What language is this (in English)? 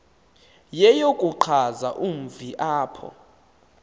Xhosa